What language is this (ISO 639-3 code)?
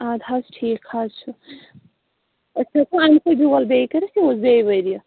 kas